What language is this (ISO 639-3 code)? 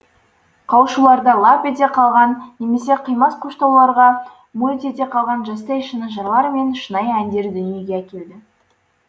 kaz